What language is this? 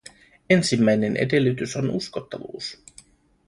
Finnish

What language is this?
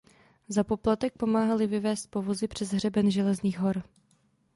Czech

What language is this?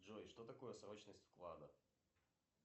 Russian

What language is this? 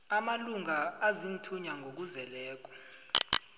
South Ndebele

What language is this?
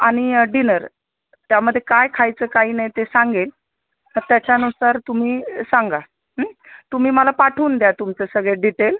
Marathi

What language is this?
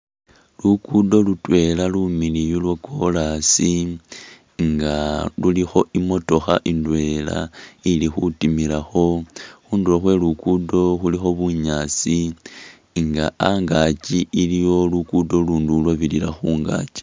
Masaaba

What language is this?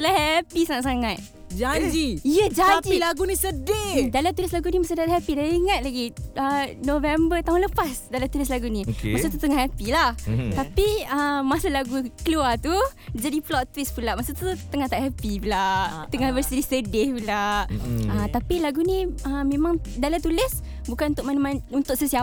Malay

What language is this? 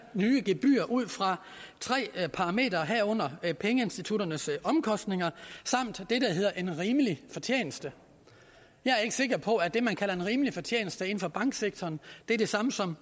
Danish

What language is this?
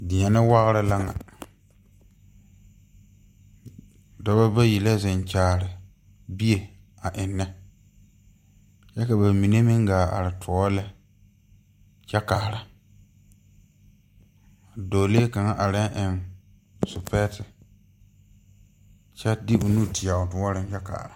Southern Dagaare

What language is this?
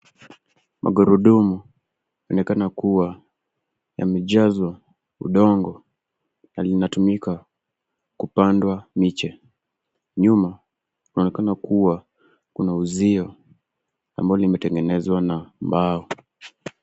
Swahili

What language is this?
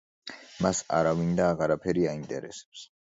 Georgian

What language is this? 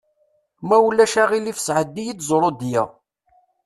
Kabyle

